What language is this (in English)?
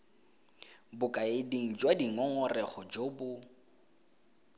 Tswana